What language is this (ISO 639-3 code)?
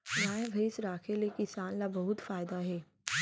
hne